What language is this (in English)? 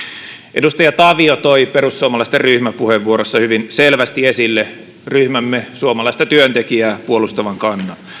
Finnish